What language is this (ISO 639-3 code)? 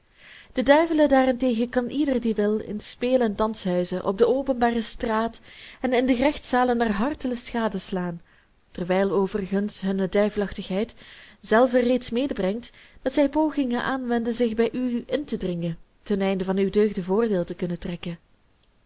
nld